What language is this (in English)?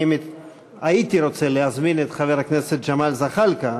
Hebrew